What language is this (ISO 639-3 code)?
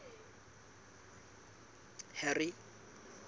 sot